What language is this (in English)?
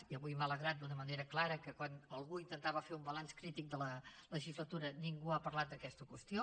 Catalan